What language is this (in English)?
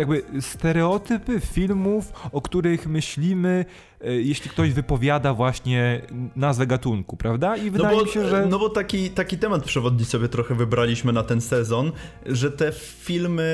Polish